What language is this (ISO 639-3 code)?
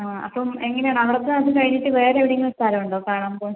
mal